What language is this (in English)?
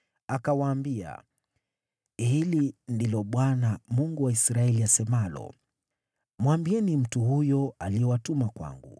Swahili